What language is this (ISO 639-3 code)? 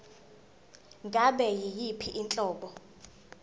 zul